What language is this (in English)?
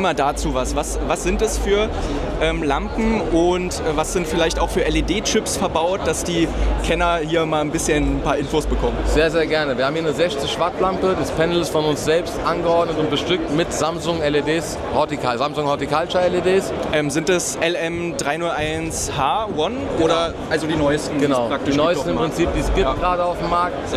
German